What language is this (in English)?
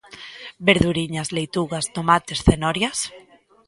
Galician